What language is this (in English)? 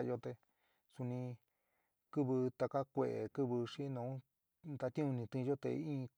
San Miguel El Grande Mixtec